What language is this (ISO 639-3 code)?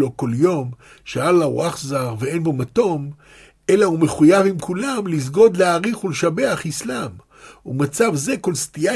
heb